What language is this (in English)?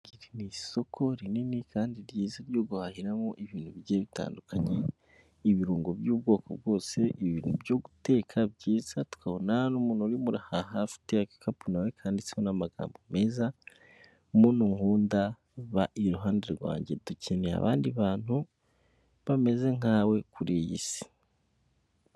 Kinyarwanda